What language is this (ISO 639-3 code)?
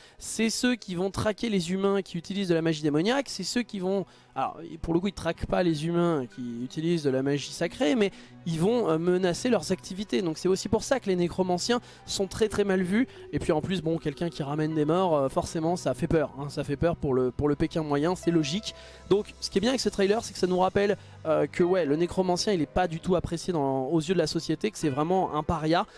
fra